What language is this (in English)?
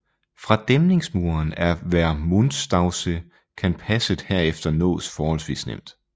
Danish